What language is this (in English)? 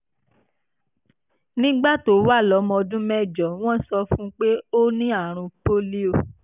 Yoruba